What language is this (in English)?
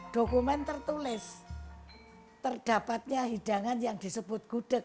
Indonesian